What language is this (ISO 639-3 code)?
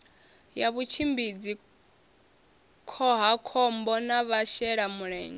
ven